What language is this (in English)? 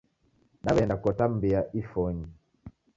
Taita